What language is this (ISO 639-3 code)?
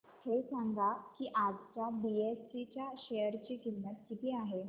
mar